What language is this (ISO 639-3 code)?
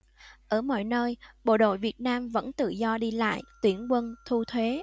vie